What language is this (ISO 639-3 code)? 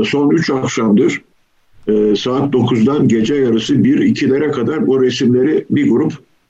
tur